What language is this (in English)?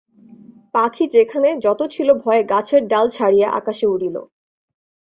Bangla